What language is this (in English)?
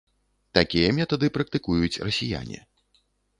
Belarusian